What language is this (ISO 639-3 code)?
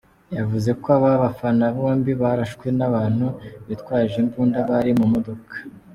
kin